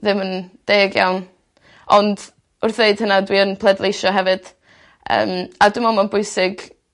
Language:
Welsh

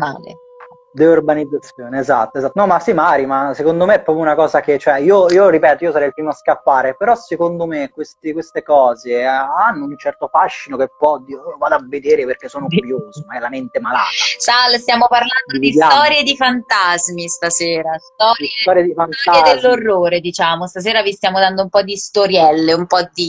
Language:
Italian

